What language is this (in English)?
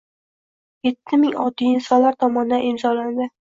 Uzbek